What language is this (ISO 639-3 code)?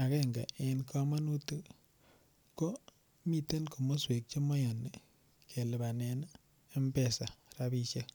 kln